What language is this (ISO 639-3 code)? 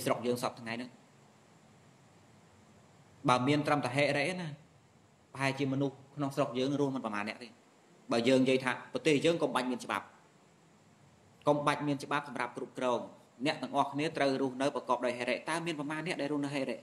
vie